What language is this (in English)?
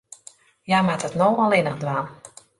Western Frisian